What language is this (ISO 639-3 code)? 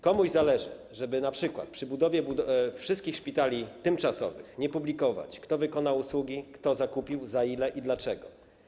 pol